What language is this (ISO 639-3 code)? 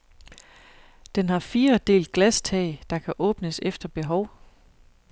dan